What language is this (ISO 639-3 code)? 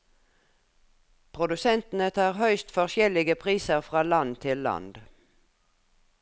nor